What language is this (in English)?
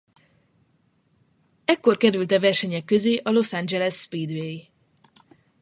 Hungarian